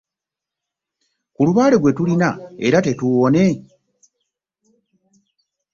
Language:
Ganda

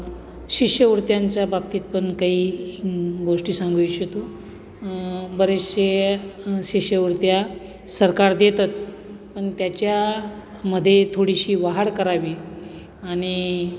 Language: Marathi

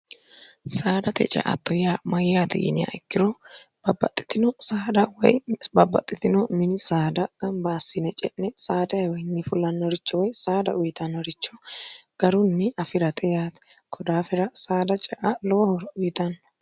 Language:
Sidamo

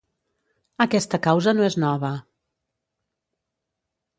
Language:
Catalan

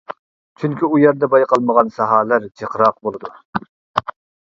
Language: Uyghur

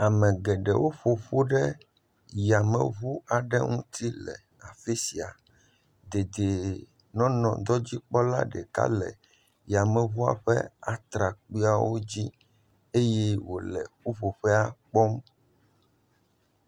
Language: Ewe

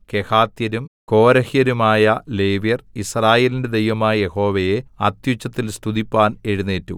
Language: Malayalam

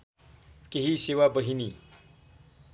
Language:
Nepali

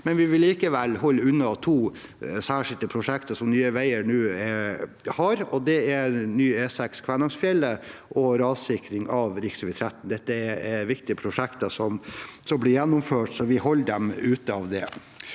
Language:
Norwegian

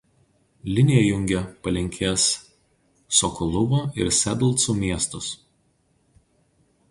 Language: Lithuanian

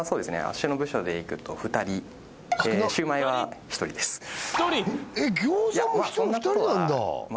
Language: Japanese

